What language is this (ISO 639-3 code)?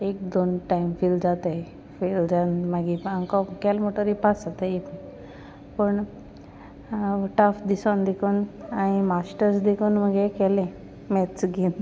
kok